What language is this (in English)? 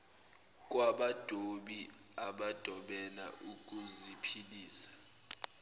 Zulu